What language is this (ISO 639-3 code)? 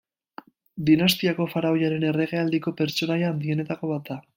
eus